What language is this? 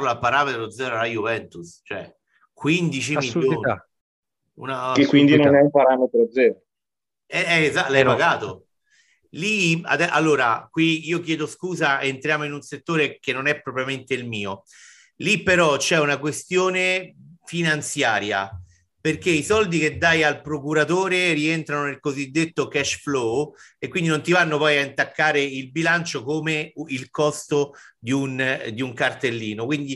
Italian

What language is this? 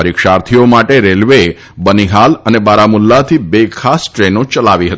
Gujarati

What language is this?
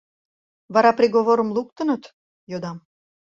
Mari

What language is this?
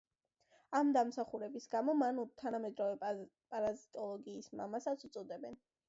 Georgian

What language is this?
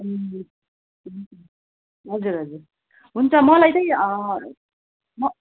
Nepali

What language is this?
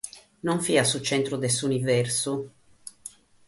Sardinian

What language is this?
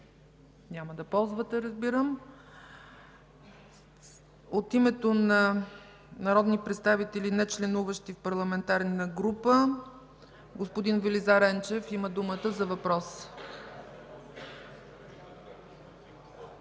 Bulgarian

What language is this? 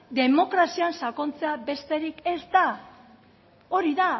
Basque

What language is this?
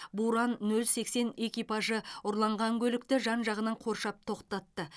Kazakh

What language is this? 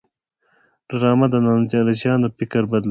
Pashto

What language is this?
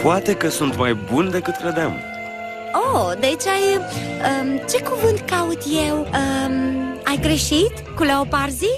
Romanian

